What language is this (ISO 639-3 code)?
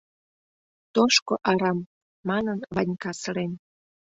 chm